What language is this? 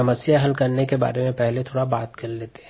Hindi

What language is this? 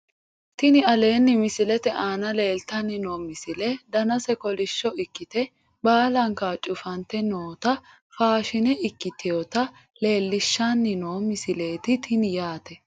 Sidamo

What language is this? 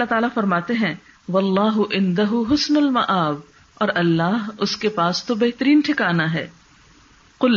Urdu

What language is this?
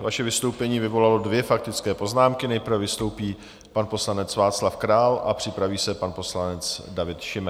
Czech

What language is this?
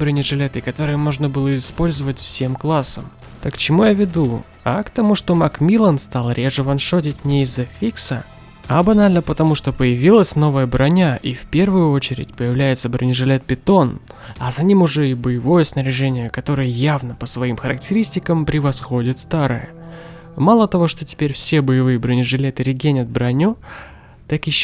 Russian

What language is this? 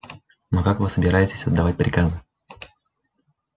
Russian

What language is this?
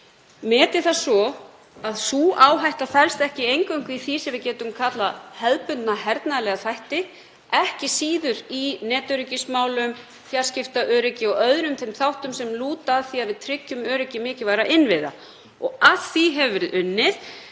Icelandic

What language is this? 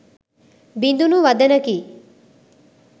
Sinhala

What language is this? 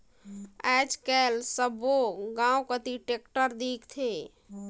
Chhattisgarhi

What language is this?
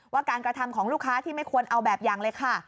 Thai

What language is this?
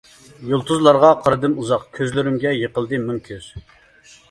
Uyghur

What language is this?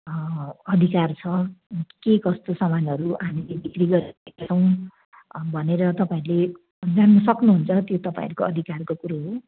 Nepali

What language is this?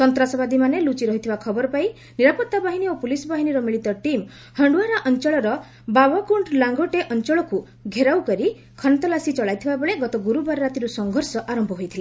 Odia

